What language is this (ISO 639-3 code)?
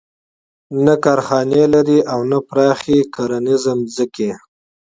pus